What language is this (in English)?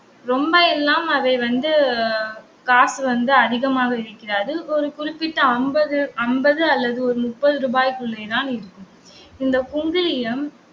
Tamil